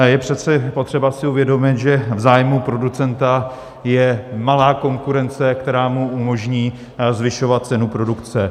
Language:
Czech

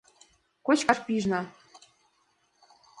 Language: Mari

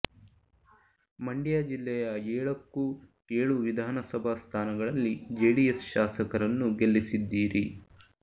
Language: Kannada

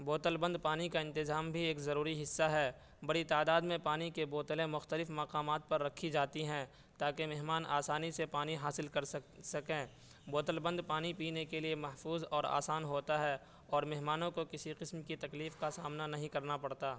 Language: Urdu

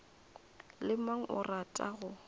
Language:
Northern Sotho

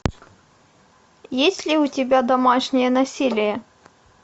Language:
Russian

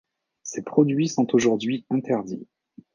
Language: French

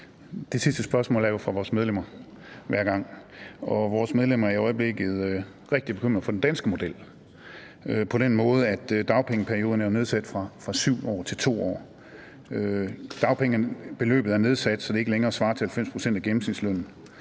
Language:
Danish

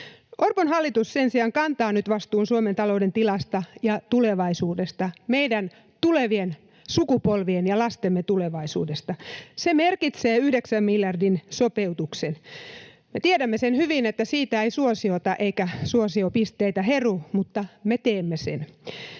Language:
Finnish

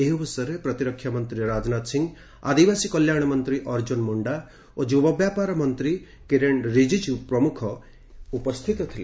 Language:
Odia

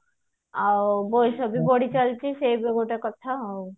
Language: Odia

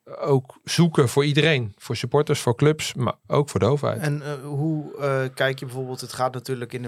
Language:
Dutch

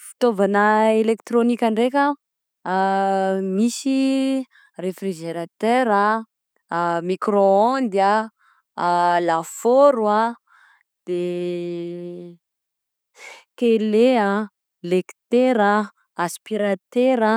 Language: Southern Betsimisaraka Malagasy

